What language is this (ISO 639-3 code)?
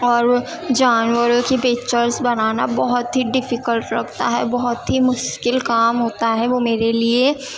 urd